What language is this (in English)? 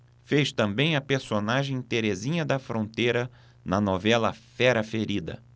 Portuguese